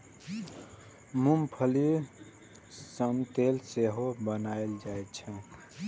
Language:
Maithili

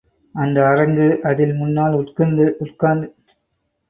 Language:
Tamil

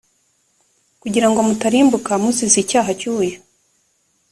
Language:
Kinyarwanda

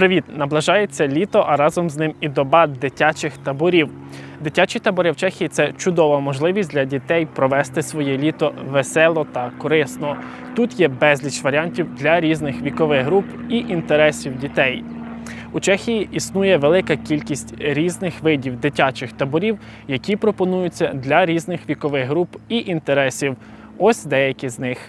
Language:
Ukrainian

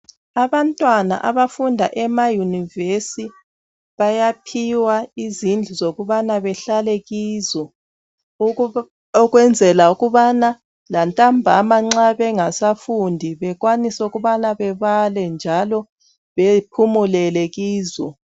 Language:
North Ndebele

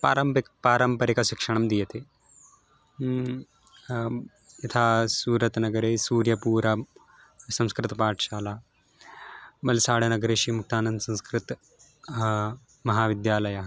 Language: Sanskrit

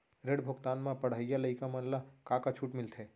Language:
Chhattisgarhi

